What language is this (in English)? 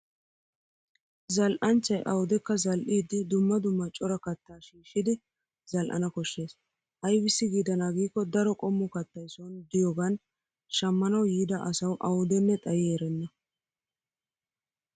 Wolaytta